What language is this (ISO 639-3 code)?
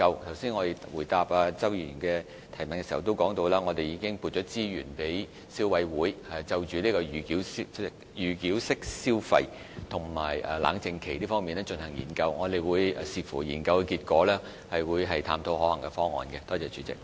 yue